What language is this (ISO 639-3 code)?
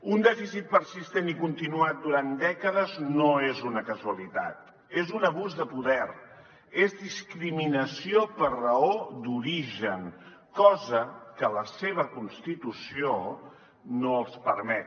cat